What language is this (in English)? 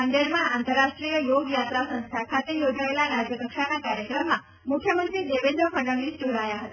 Gujarati